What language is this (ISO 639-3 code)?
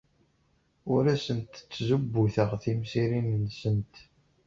kab